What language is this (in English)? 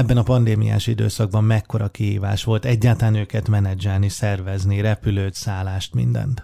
Hungarian